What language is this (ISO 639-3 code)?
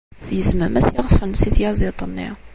kab